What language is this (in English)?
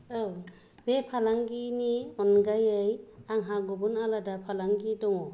Bodo